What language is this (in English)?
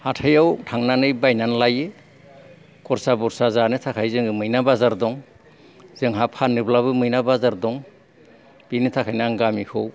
Bodo